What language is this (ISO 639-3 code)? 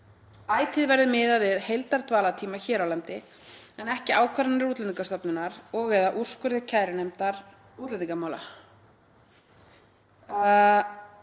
isl